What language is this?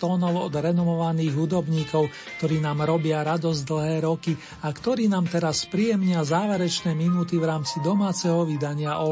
Slovak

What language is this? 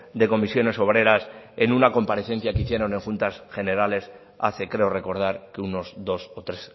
Spanish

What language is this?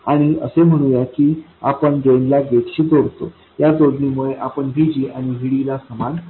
Marathi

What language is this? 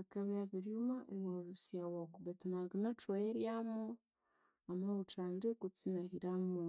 Konzo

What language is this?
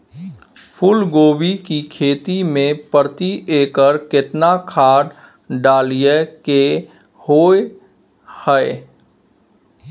Maithili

